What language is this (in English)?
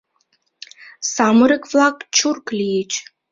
Mari